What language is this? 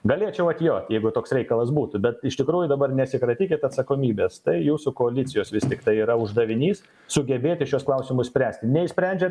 Lithuanian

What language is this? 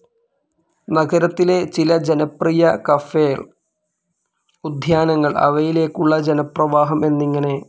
Malayalam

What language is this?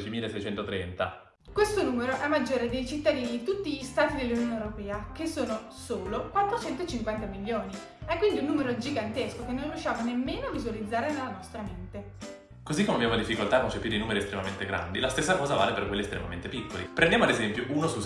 Italian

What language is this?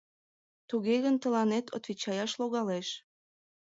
Mari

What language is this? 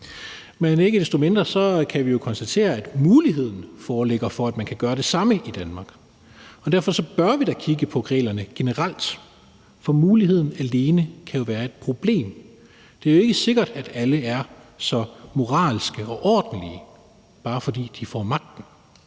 Danish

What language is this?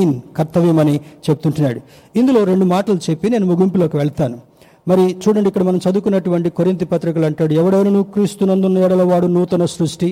Telugu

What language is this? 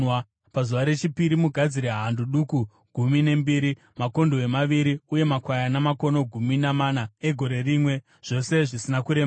Shona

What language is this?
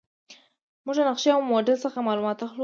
Pashto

